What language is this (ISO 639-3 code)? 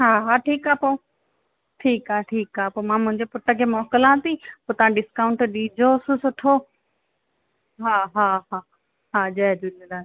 snd